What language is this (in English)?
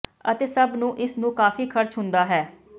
Punjabi